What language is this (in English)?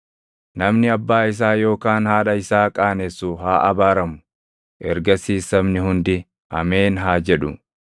Oromo